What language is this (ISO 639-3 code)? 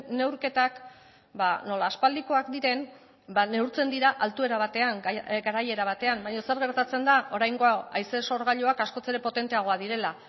eus